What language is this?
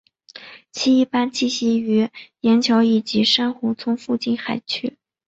Chinese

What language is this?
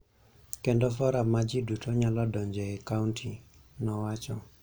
Luo (Kenya and Tanzania)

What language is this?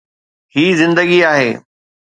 Sindhi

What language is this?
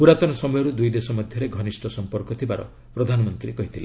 Odia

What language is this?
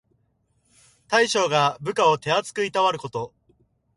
Japanese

